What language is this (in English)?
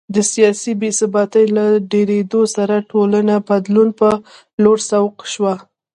Pashto